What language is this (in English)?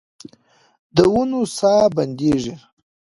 Pashto